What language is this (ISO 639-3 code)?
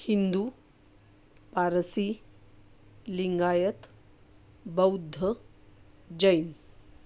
mar